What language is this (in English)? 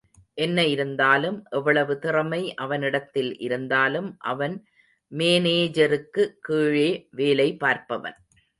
Tamil